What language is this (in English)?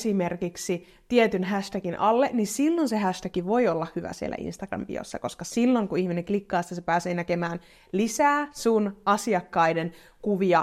Finnish